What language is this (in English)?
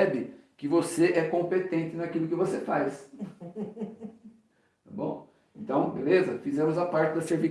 Portuguese